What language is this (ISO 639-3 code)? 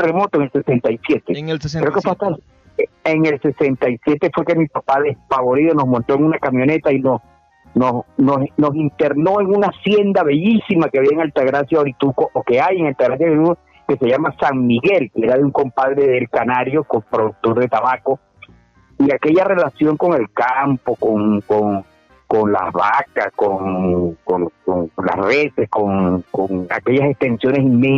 spa